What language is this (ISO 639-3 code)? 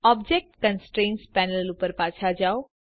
guj